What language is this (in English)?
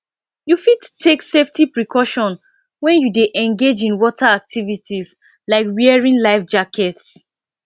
Nigerian Pidgin